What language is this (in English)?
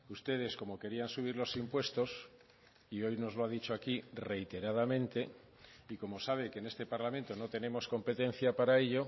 Spanish